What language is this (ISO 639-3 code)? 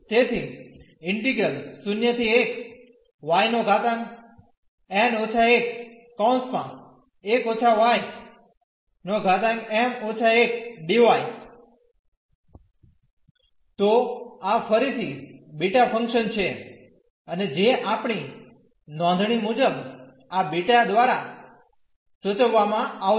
guj